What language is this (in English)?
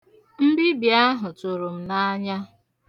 Igbo